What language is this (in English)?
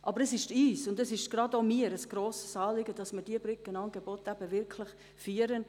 Swiss German